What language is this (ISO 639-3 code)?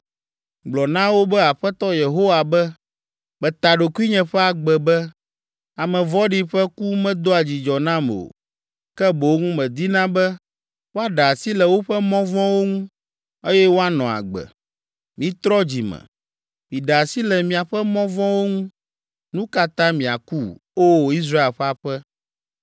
ewe